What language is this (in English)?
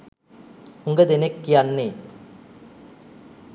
Sinhala